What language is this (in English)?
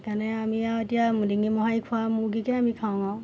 Assamese